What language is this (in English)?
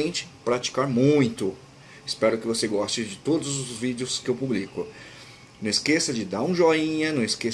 Portuguese